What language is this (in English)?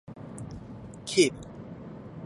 Japanese